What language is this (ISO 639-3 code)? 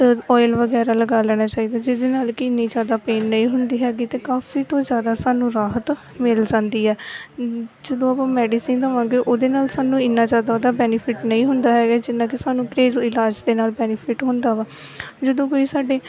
pan